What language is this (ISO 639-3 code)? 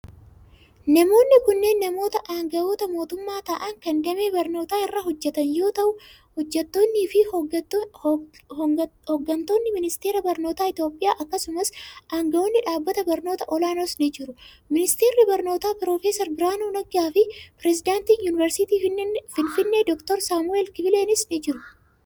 orm